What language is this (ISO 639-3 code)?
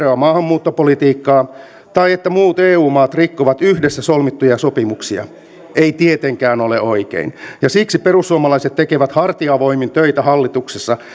fin